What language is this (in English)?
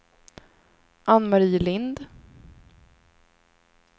Swedish